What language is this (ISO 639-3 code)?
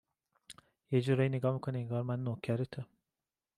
fas